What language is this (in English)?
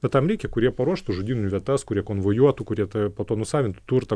Lithuanian